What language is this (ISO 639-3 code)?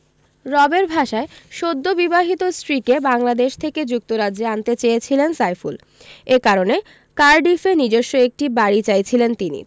ben